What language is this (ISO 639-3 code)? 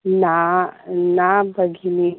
san